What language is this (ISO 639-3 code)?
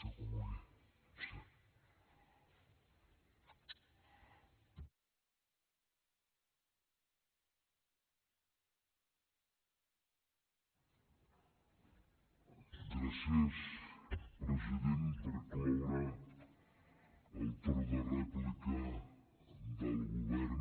cat